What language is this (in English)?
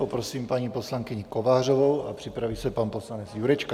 Czech